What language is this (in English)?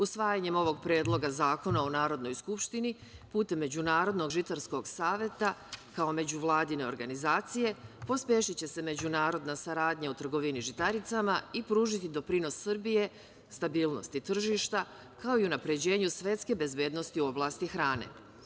Serbian